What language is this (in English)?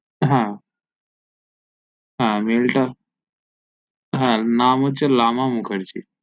Bangla